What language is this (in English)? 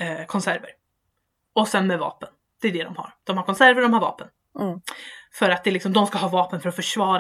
Swedish